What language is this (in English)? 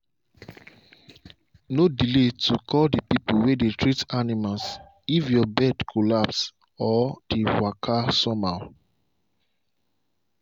Nigerian Pidgin